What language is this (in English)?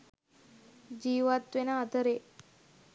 Sinhala